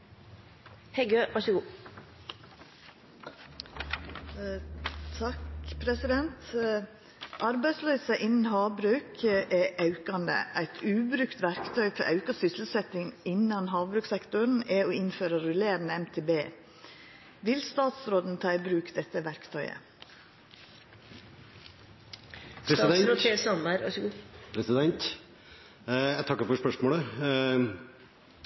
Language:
Norwegian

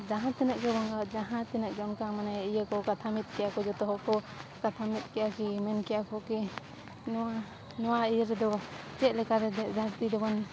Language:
Santali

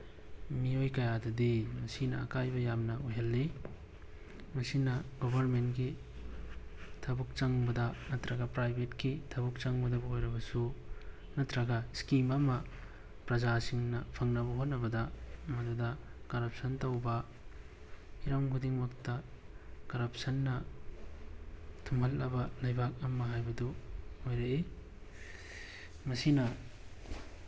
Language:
Manipuri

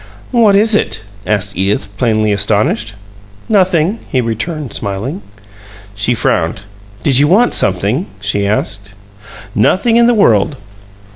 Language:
English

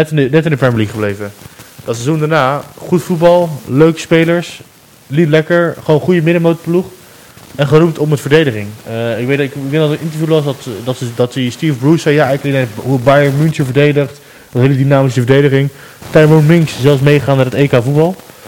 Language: Dutch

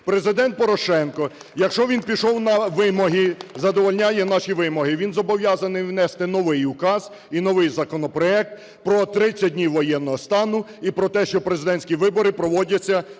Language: Ukrainian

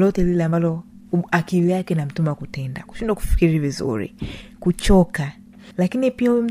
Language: Swahili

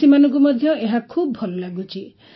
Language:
Odia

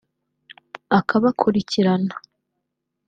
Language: Kinyarwanda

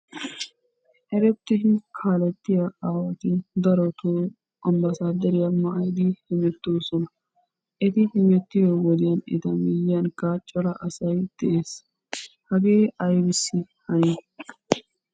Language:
Wolaytta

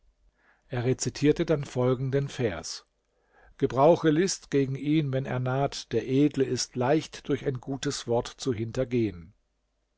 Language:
German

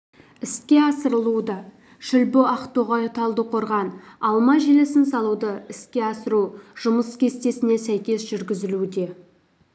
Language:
Kazakh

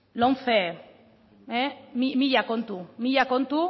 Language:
Basque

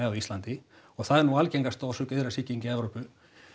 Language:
Icelandic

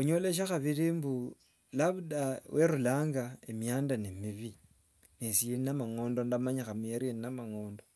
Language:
Wanga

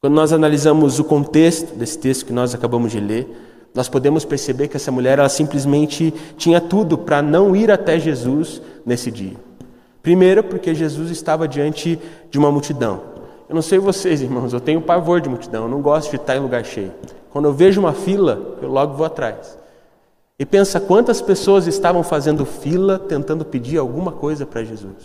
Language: Portuguese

